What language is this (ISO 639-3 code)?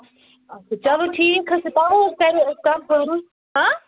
kas